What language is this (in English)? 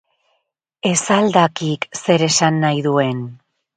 Basque